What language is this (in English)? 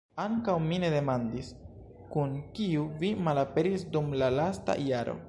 Esperanto